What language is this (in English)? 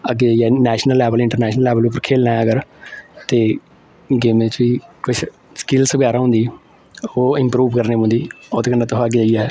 Dogri